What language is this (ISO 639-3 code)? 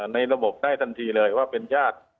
tha